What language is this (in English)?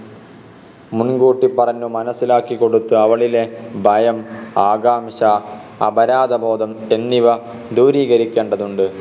Malayalam